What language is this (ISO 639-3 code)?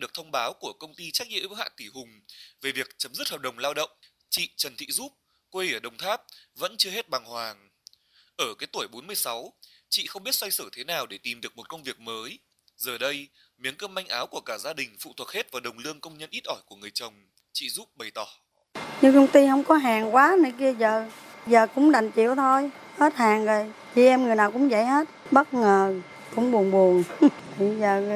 vie